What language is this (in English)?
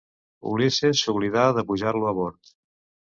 Catalan